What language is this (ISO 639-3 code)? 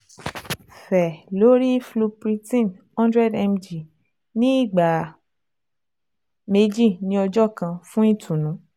yor